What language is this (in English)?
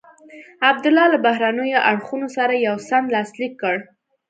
Pashto